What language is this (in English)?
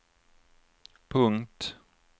Swedish